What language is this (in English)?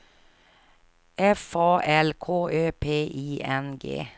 Swedish